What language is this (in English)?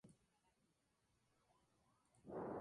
Spanish